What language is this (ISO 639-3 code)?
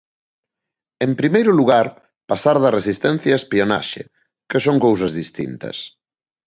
glg